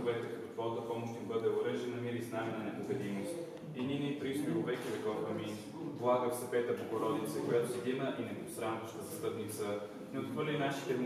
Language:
Bulgarian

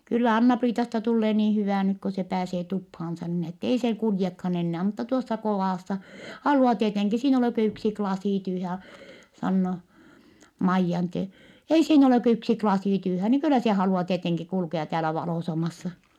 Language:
Finnish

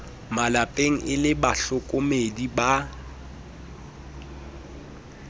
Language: Southern Sotho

